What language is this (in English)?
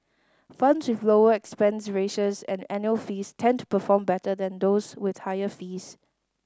English